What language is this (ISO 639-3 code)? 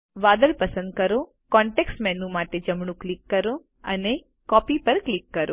guj